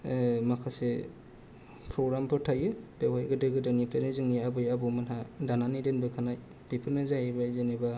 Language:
Bodo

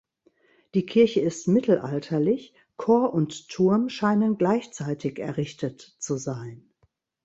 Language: German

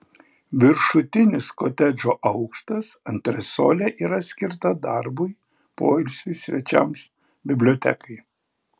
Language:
Lithuanian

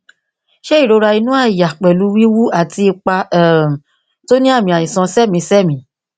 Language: Yoruba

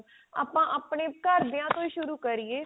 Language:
Punjabi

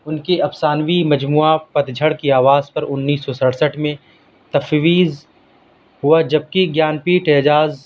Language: Urdu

